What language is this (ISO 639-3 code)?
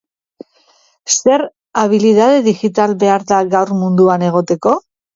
eus